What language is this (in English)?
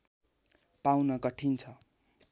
Nepali